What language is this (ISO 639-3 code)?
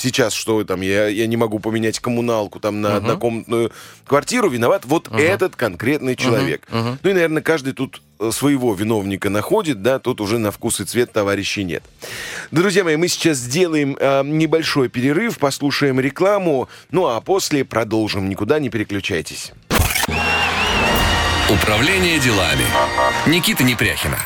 rus